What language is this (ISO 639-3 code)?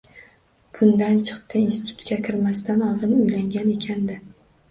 uzb